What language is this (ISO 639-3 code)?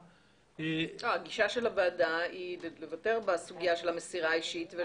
heb